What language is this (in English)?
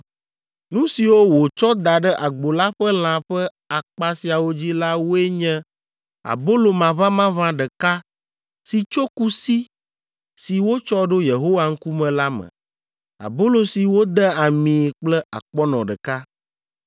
Ewe